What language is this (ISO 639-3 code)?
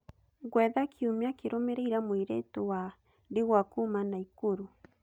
kik